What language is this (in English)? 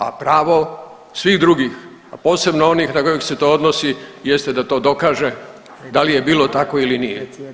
Croatian